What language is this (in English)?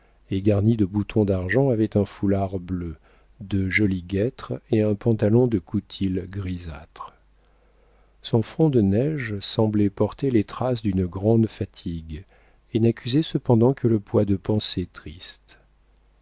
French